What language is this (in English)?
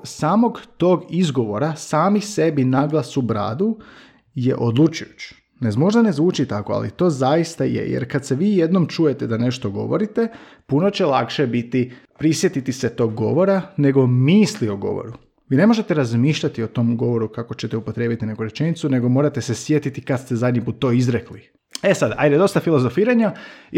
Croatian